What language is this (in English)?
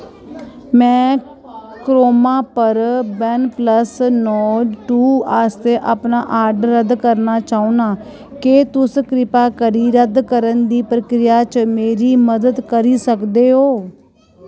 Dogri